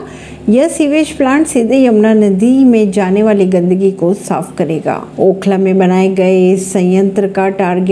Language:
Hindi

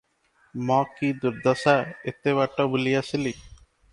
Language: Odia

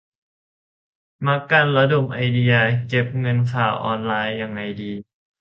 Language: Thai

